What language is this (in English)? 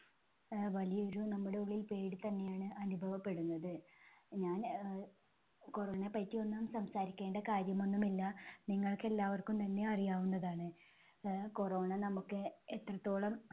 Malayalam